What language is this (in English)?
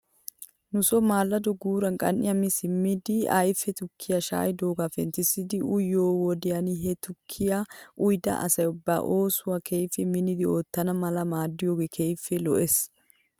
Wolaytta